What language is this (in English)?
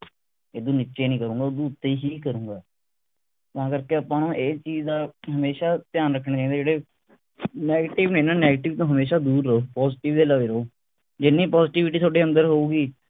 Punjabi